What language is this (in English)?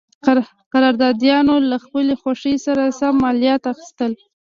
Pashto